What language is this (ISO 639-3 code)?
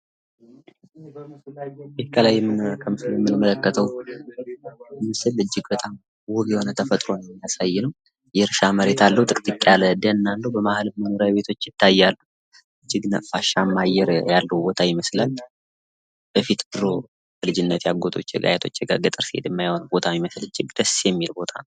amh